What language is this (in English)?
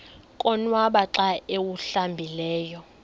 Xhosa